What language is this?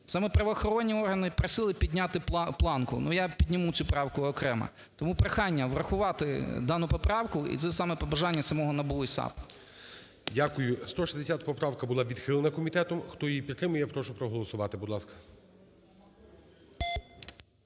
Ukrainian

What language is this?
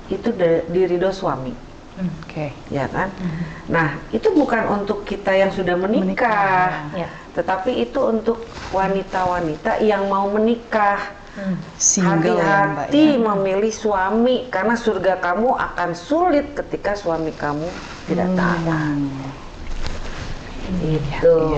Indonesian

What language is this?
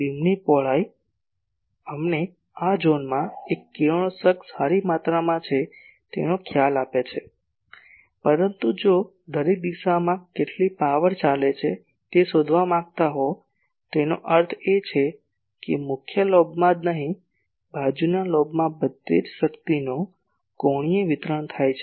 Gujarati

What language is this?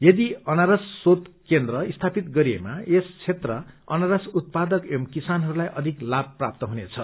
Nepali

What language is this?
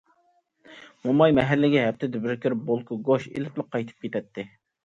Uyghur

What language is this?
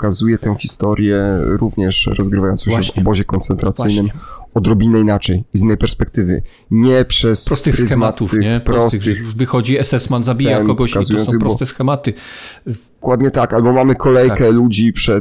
Polish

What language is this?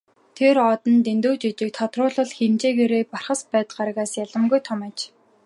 Mongolian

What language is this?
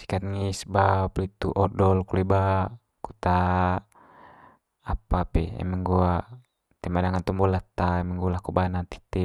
Manggarai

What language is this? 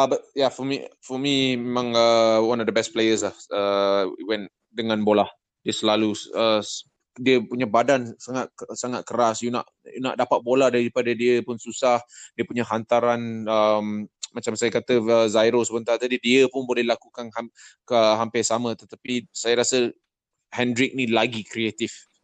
Malay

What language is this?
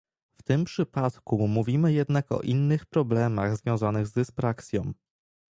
Polish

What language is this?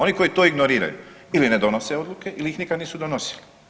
Croatian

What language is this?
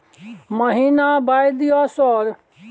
Maithili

